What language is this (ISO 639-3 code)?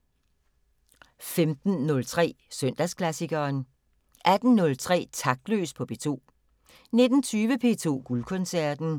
dan